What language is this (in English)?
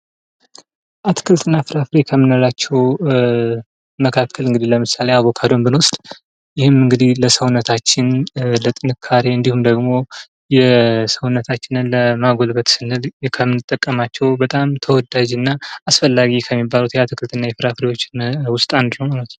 Amharic